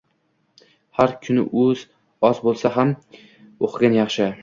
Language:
Uzbek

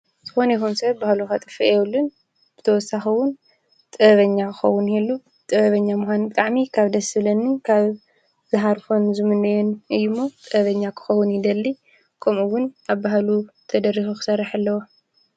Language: Tigrinya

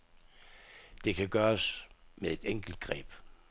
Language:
Danish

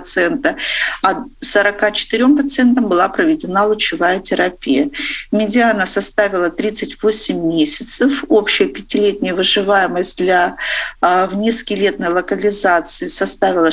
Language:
Russian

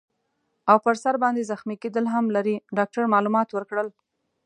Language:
Pashto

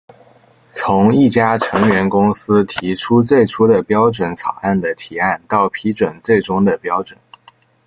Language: Chinese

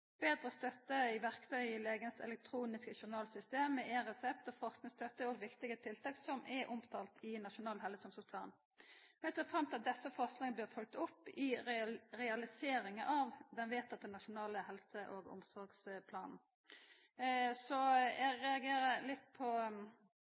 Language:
Norwegian Nynorsk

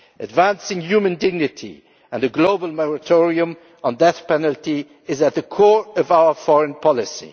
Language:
English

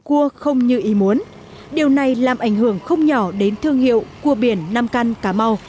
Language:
Vietnamese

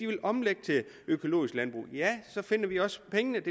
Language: Danish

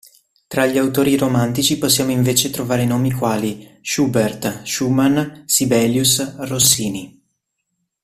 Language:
Italian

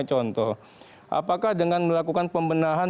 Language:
Indonesian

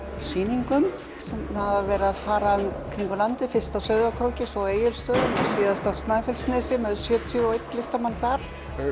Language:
Icelandic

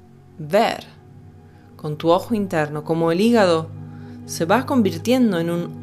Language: Spanish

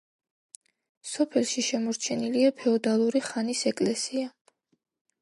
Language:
Georgian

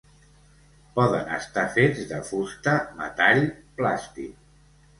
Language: Catalan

